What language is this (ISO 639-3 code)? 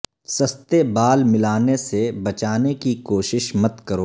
urd